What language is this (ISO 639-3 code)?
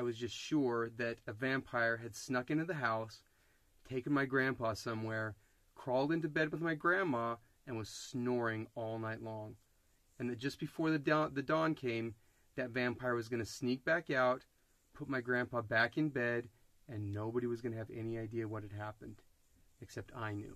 eng